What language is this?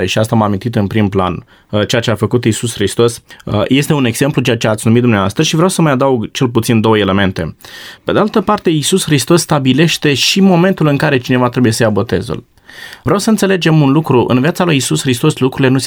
Romanian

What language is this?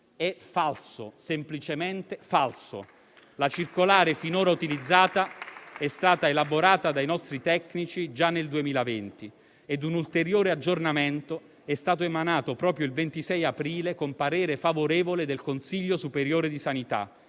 Italian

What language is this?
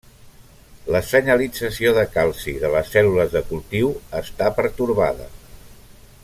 Catalan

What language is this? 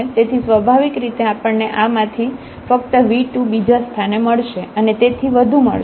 Gujarati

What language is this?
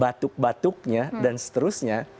Indonesian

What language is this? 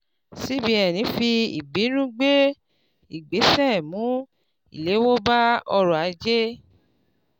Yoruba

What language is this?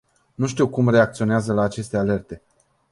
Romanian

